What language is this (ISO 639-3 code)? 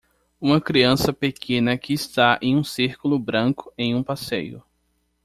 por